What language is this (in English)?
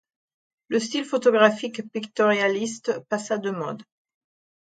French